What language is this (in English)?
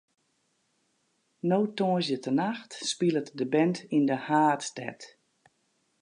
Western Frisian